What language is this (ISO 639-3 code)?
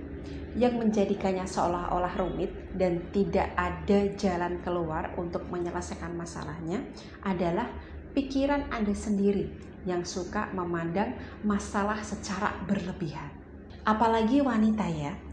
ind